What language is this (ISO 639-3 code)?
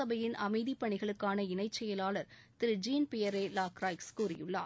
tam